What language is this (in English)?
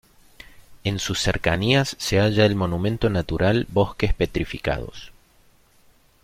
Spanish